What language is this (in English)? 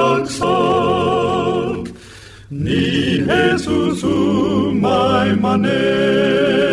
Filipino